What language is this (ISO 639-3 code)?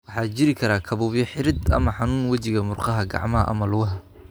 som